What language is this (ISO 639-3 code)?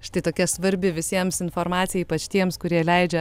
lit